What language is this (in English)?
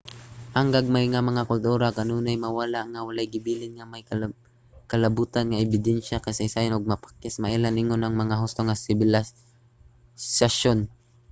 Cebuano